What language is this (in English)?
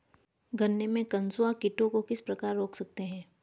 Hindi